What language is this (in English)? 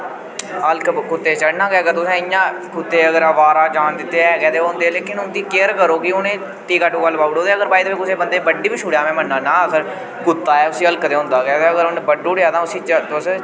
Dogri